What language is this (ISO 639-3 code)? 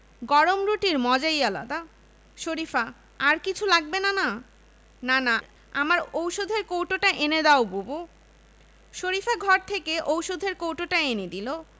ben